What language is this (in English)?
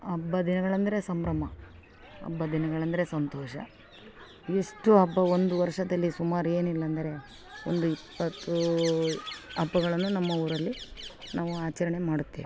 Kannada